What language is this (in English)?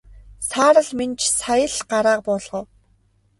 Mongolian